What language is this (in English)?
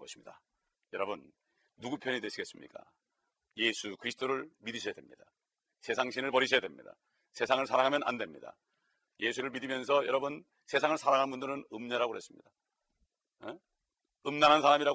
Korean